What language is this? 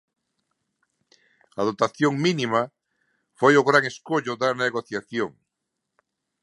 Galician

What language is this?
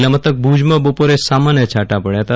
Gujarati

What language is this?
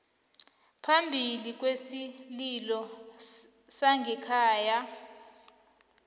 South Ndebele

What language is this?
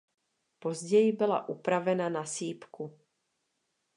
Czech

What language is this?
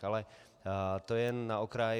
Czech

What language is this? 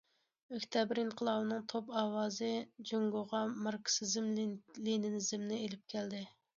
Uyghur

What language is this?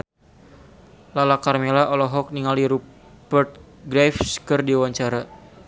Sundanese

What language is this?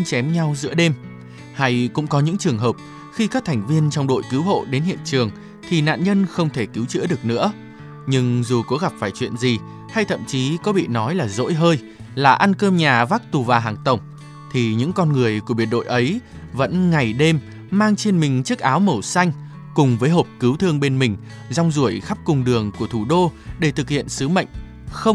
Vietnamese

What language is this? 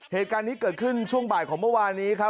Thai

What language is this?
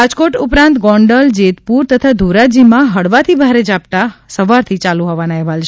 Gujarati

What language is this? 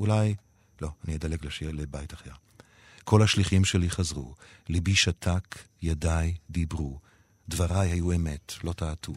Hebrew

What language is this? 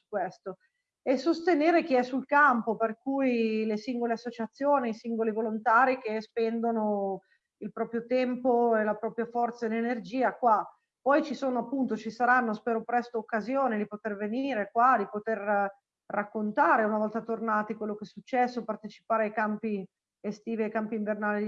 Italian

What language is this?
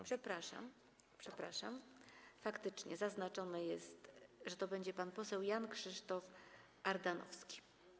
Polish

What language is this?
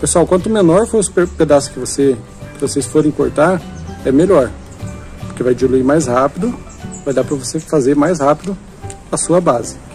Portuguese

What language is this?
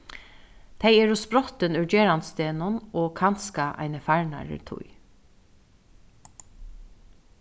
Faroese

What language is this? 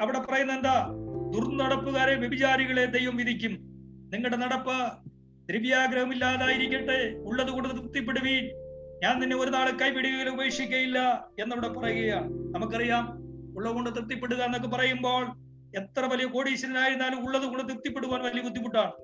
Malayalam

